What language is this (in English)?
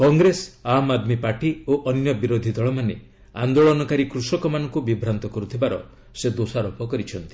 Odia